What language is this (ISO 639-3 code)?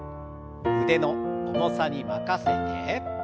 jpn